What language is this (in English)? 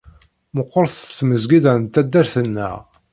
Kabyle